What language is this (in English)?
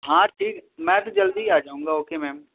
Urdu